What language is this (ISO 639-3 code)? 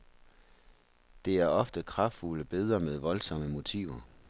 dan